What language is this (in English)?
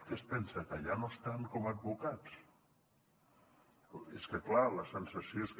Catalan